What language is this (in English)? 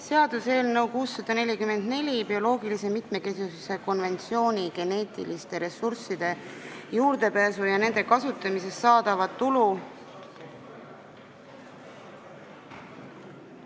Estonian